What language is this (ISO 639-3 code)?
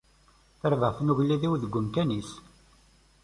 kab